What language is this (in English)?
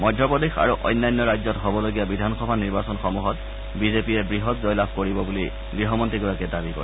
Assamese